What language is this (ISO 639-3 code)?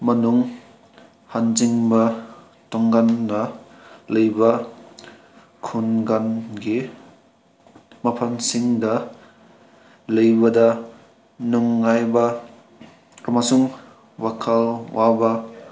mni